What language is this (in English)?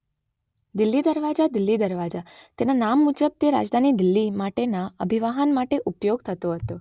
Gujarati